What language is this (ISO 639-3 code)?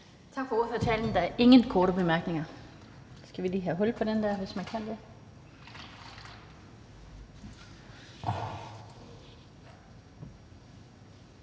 dan